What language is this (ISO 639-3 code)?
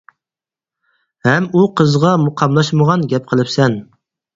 uig